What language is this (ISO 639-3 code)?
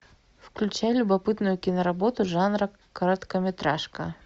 rus